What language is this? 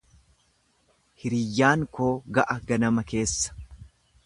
Oromo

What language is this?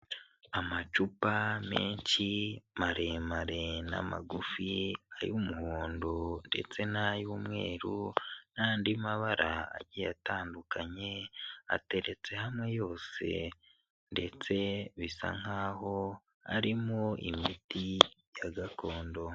Kinyarwanda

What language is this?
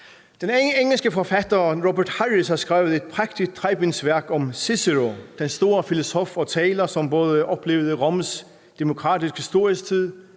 Danish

